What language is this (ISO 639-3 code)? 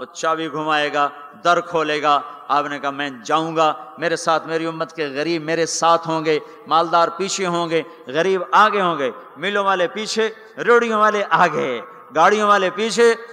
urd